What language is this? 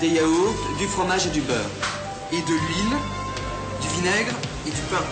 French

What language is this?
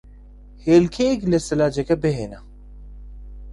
Central Kurdish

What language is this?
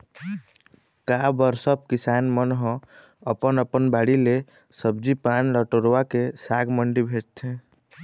Chhattisgarhi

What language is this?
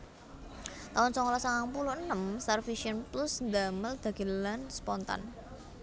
Javanese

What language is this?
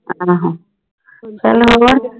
Punjabi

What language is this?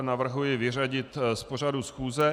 Czech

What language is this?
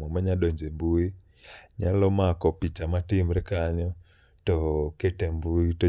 Luo (Kenya and Tanzania)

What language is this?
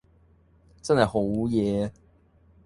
Cantonese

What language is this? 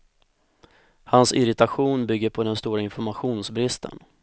Swedish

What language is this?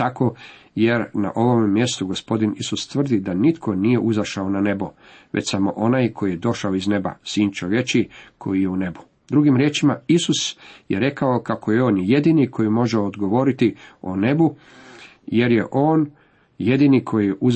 Croatian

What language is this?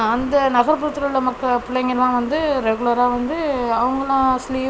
Tamil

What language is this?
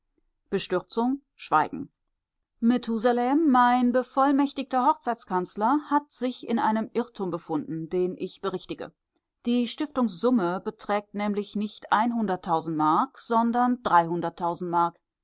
German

